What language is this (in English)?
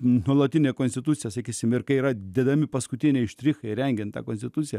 Lithuanian